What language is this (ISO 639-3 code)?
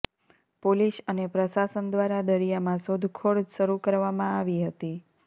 guj